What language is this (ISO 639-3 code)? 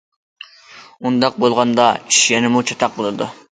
uig